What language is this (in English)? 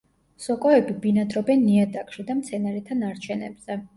Georgian